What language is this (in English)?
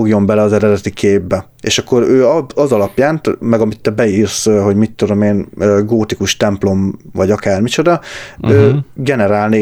Hungarian